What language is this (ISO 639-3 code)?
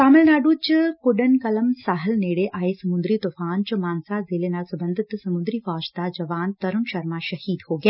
pan